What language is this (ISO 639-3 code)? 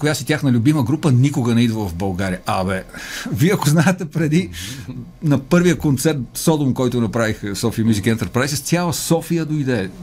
bul